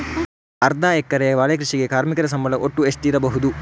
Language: Kannada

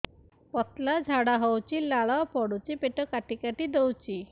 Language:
Odia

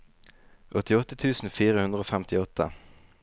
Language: Norwegian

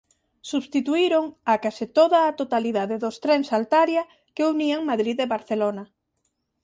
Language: Galician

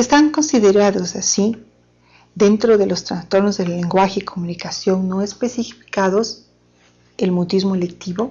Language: Spanish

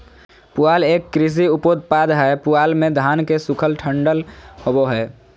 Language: Magahi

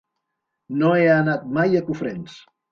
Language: Catalan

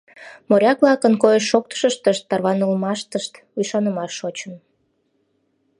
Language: Mari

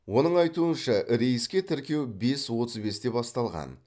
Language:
Kazakh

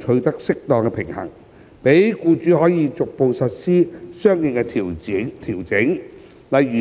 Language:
Cantonese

